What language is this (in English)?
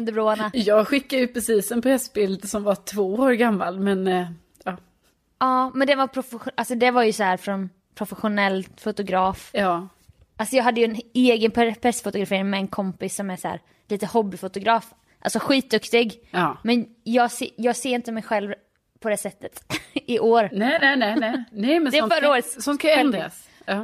Swedish